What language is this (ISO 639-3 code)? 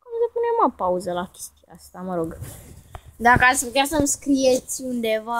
ron